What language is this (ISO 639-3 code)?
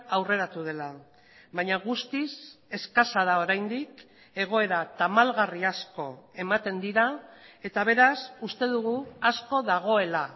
eus